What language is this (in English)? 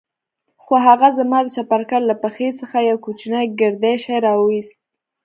Pashto